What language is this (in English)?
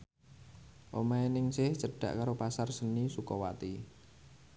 Javanese